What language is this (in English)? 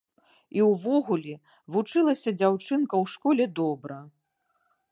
Belarusian